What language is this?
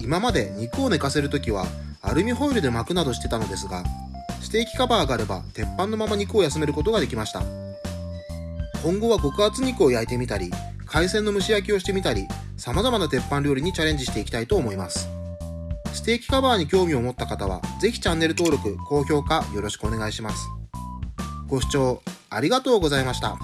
Japanese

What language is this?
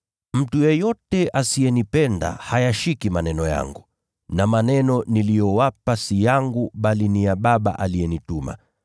Swahili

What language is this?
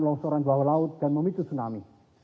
Indonesian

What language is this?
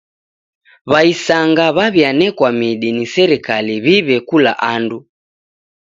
Taita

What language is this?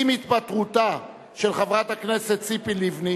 Hebrew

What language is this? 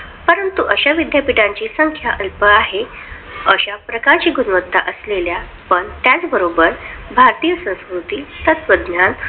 Marathi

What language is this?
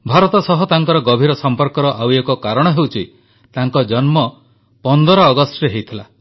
Odia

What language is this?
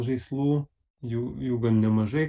Lithuanian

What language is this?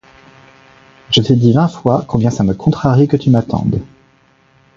French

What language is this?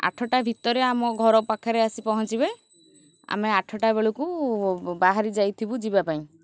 Odia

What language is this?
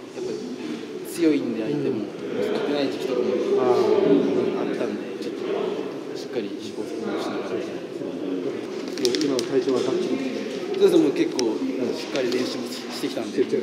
Japanese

